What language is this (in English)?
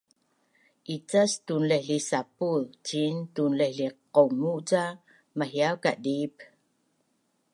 Bunun